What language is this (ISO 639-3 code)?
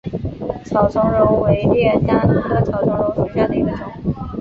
zho